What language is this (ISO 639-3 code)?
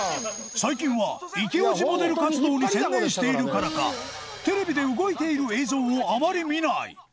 jpn